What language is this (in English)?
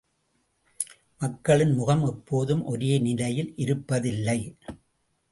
Tamil